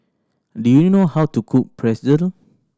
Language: English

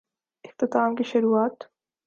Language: Urdu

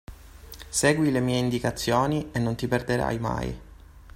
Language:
Italian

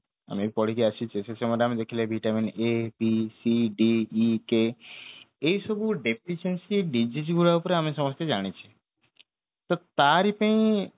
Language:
Odia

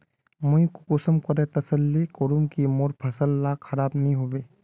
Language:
Magahi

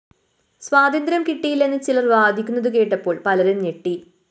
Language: Malayalam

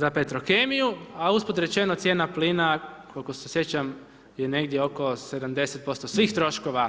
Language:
Croatian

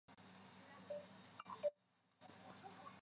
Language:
Chinese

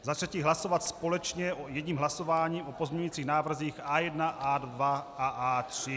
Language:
Czech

